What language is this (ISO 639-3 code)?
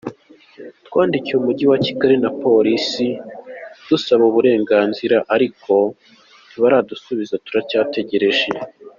kin